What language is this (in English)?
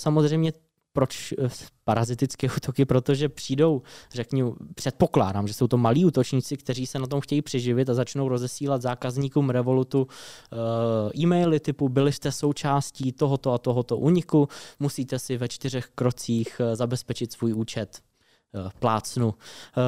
Czech